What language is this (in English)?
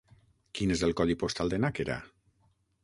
Catalan